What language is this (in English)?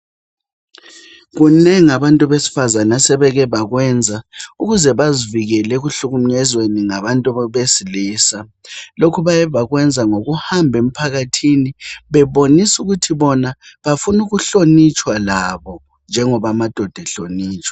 North Ndebele